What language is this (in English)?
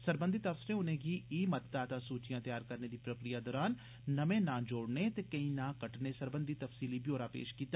Dogri